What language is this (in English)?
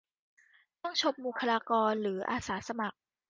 Thai